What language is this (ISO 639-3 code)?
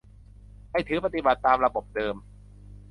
tha